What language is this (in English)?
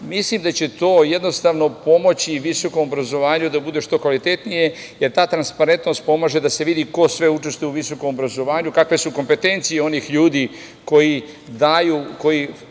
Serbian